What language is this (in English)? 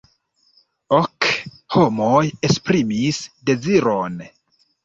Esperanto